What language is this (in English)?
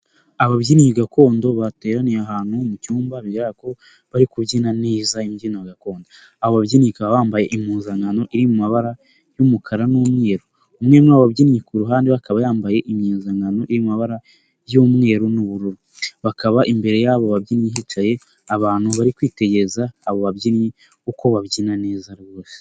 Kinyarwanda